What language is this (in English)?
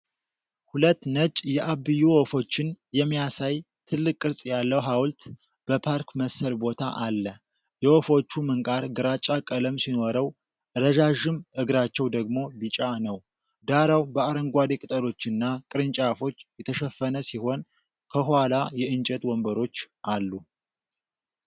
Amharic